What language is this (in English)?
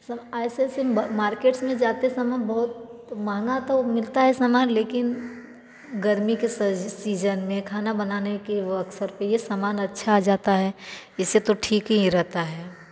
Hindi